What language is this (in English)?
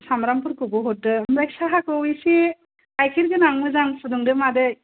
Bodo